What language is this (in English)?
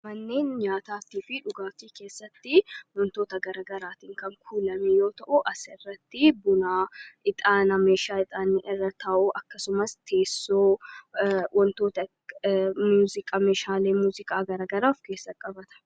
Oromo